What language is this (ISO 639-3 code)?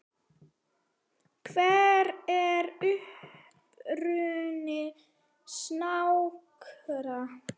isl